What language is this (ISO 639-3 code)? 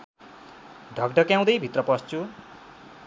nep